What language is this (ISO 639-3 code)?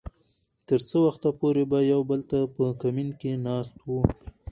pus